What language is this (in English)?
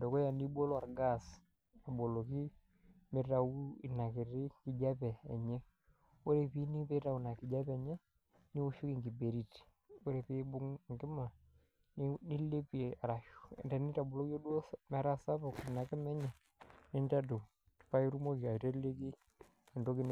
Masai